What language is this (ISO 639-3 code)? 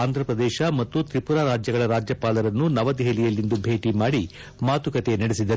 kan